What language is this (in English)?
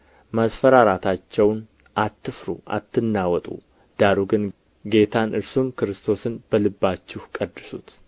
Amharic